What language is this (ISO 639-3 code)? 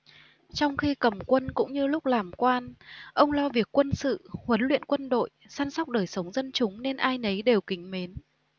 vie